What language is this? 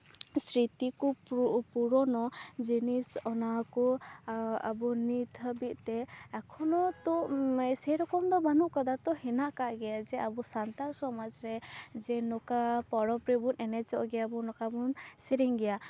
Santali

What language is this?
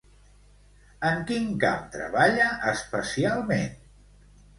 Catalan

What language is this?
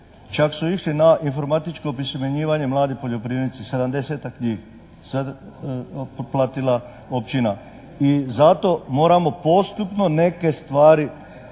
Croatian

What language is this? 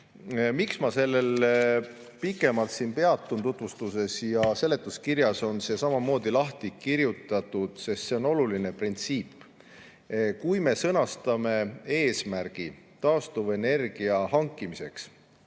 Estonian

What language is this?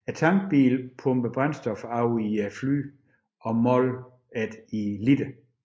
Danish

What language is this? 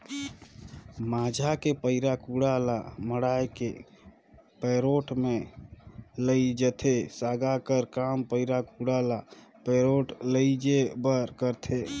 Chhattisgarhi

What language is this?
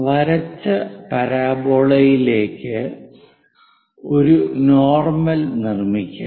Malayalam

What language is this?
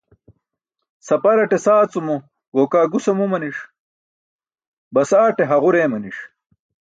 Burushaski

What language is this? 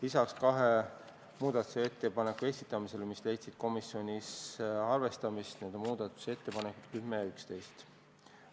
Estonian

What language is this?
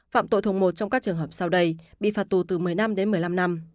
Vietnamese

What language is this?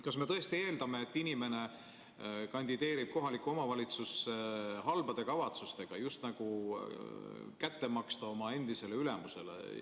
Estonian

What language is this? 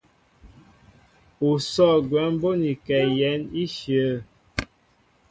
Mbo (Cameroon)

